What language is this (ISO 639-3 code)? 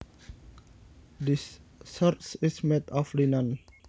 jav